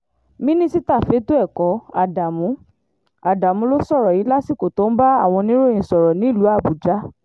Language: Yoruba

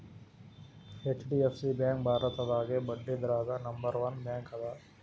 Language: Kannada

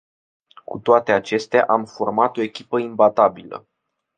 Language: Romanian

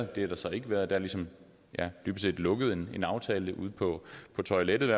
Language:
Danish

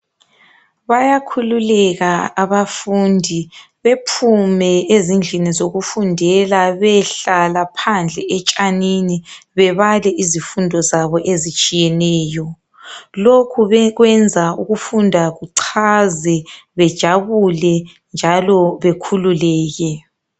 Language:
North Ndebele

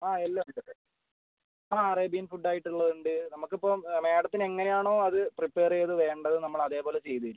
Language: Malayalam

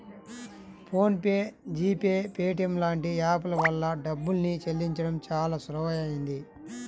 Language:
Telugu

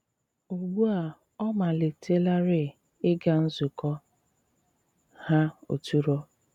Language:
Igbo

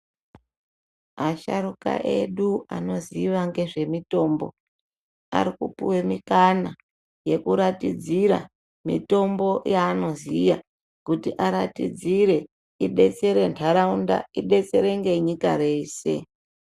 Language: Ndau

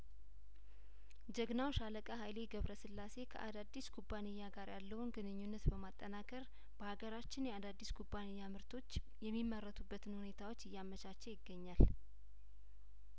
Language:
Amharic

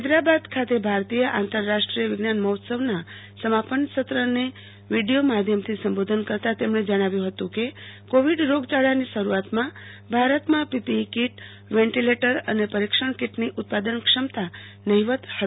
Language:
Gujarati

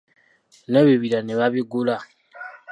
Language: Ganda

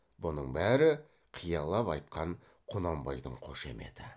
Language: Kazakh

